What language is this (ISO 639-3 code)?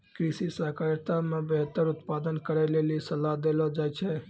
mai